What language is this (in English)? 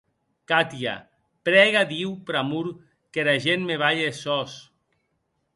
Occitan